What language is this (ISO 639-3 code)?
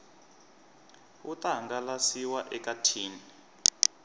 tso